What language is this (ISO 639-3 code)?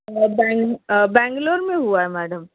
urd